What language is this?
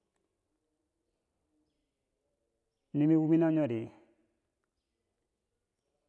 Bangwinji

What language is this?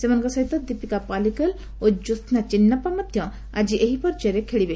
Odia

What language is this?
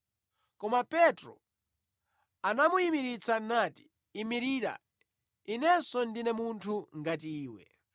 Nyanja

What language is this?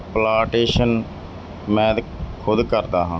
Punjabi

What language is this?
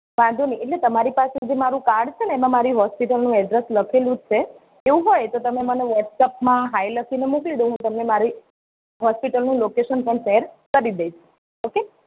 Gujarati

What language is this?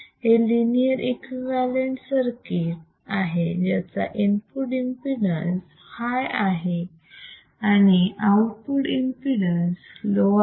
Marathi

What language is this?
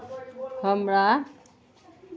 Maithili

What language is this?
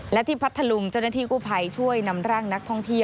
Thai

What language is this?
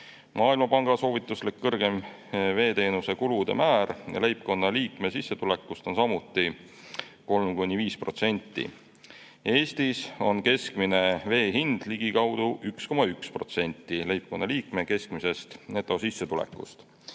Estonian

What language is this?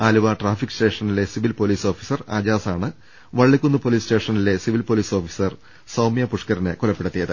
Malayalam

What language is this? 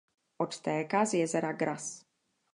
Czech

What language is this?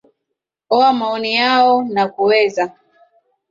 Swahili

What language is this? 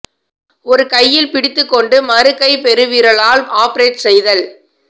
Tamil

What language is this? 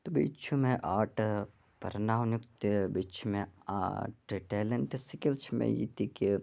Kashmiri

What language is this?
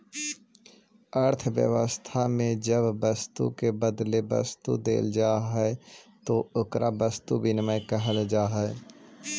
Magahi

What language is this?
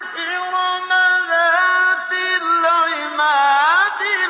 Arabic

